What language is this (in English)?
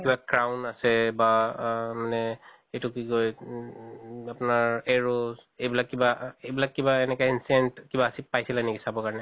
Assamese